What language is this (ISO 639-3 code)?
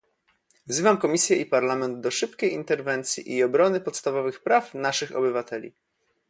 pol